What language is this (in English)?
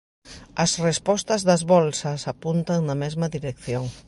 Galician